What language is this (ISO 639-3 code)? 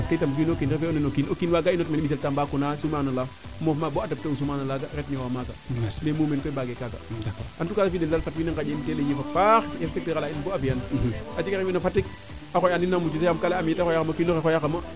srr